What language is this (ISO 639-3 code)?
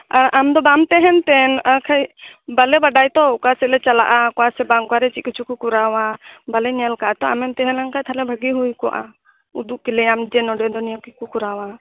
sat